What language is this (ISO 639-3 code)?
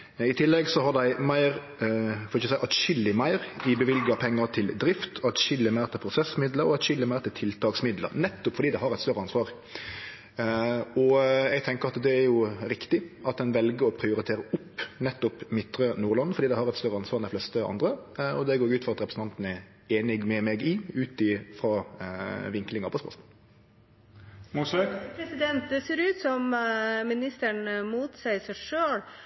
nor